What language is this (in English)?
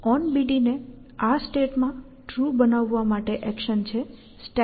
Gujarati